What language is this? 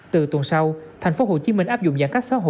Vietnamese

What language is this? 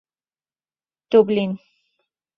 Persian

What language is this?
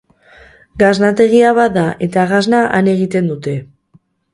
Basque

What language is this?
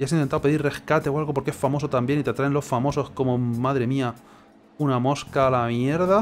Spanish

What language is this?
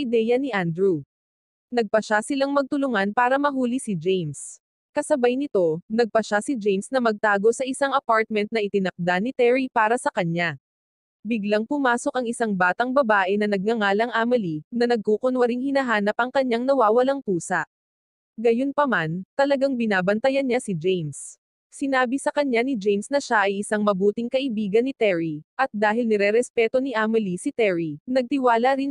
Filipino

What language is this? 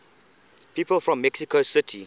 English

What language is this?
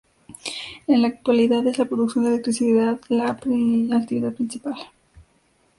Spanish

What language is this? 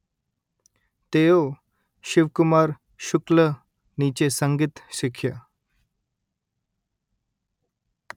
Gujarati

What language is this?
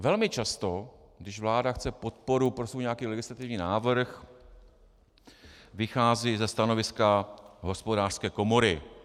Czech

